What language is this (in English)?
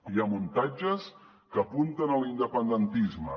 Catalan